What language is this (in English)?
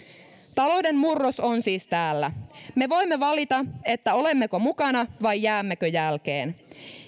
Finnish